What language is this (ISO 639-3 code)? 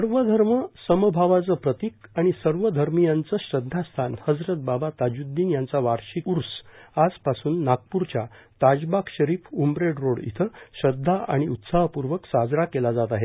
mar